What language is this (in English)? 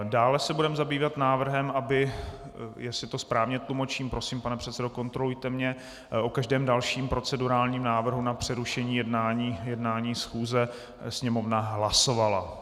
Czech